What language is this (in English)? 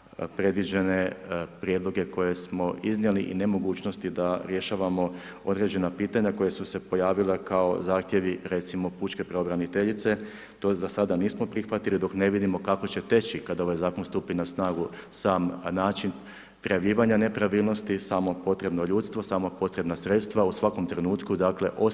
Croatian